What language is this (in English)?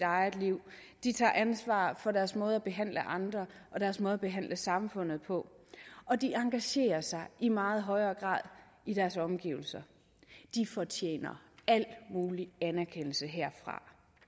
Danish